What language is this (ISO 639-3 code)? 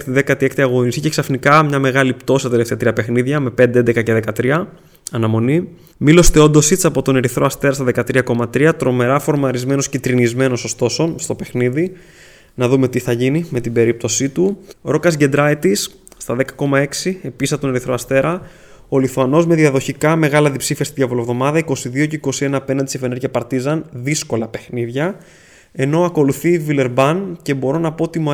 ell